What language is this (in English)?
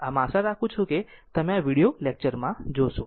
Gujarati